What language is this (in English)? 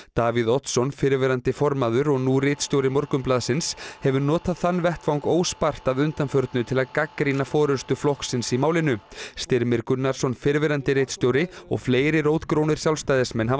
Icelandic